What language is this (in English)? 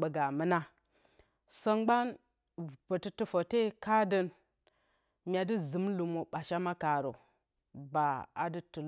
Bacama